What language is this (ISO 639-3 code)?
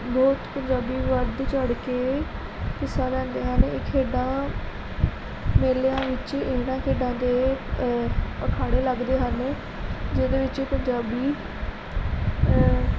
pan